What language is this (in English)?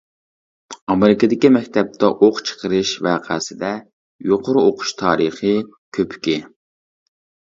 Uyghur